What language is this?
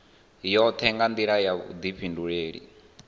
Venda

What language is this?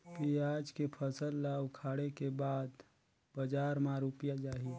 Chhattisgarhi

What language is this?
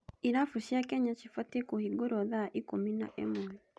Kikuyu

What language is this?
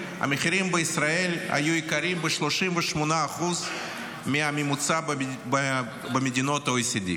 Hebrew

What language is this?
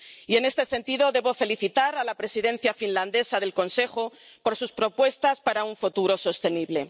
Spanish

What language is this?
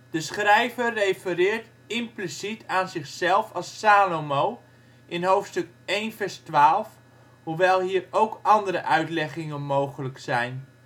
Dutch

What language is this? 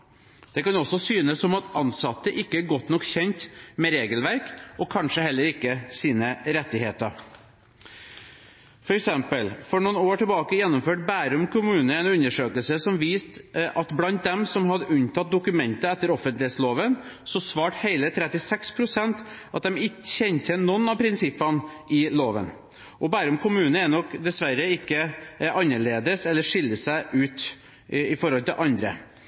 Norwegian Bokmål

